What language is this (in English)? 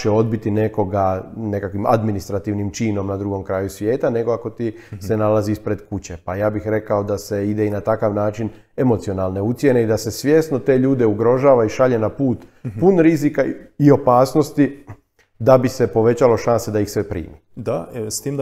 Croatian